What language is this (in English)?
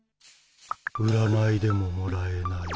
Japanese